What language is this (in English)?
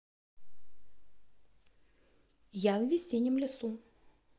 Russian